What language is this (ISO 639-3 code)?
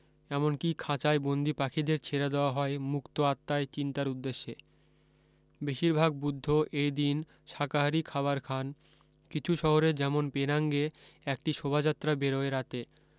ben